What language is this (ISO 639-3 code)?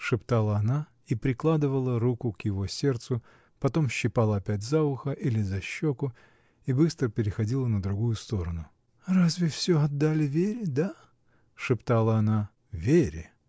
rus